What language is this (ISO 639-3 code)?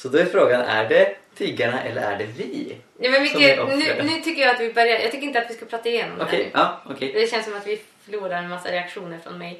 swe